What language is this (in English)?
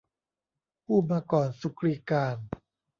Thai